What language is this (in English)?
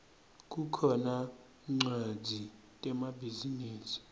Swati